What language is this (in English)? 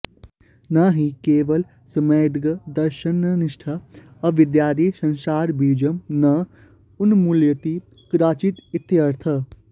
Sanskrit